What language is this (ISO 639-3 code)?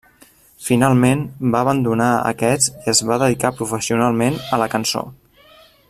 cat